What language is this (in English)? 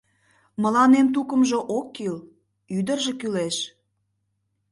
Mari